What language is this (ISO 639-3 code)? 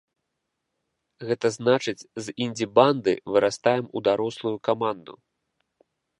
bel